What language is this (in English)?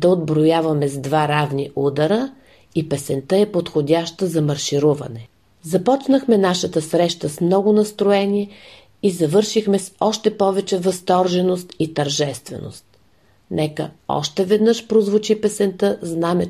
Bulgarian